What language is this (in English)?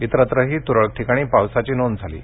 Marathi